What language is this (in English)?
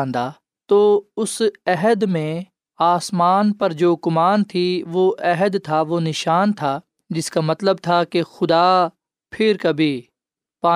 Urdu